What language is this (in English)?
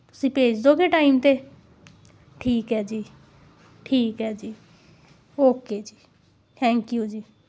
Punjabi